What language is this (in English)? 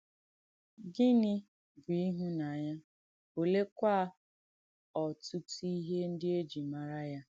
Igbo